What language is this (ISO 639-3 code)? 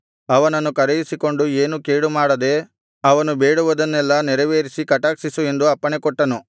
kan